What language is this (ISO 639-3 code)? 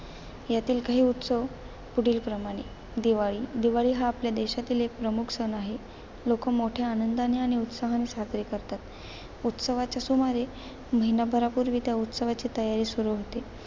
mar